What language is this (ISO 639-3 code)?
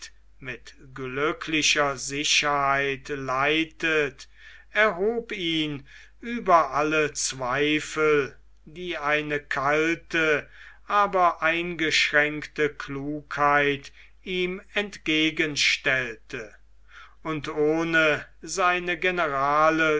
deu